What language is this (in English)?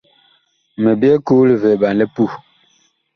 Bakoko